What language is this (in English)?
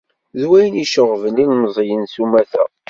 Kabyle